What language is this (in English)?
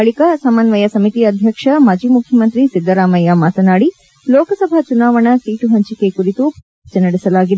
Kannada